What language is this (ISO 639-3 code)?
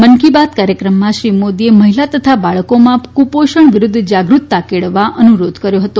guj